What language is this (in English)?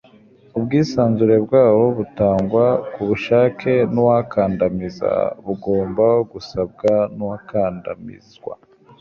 Kinyarwanda